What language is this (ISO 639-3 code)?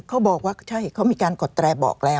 tha